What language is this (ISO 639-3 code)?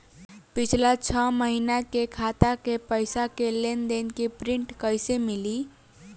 bho